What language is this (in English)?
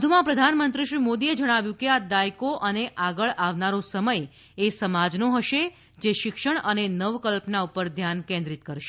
Gujarati